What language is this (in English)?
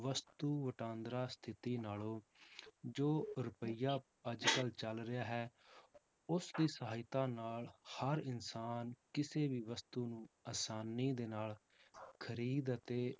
Punjabi